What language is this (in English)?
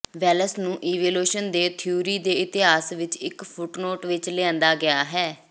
Punjabi